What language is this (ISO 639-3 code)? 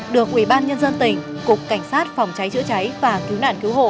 vie